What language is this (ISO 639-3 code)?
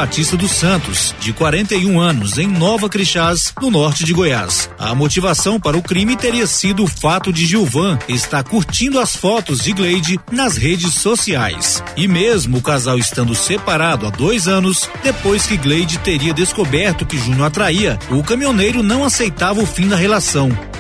por